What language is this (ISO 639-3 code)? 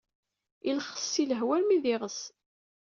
kab